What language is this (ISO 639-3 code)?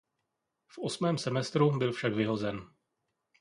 ces